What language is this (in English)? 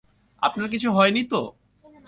Bangla